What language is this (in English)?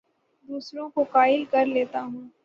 Urdu